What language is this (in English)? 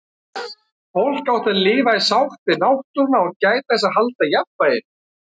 Icelandic